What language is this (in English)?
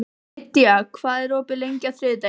Icelandic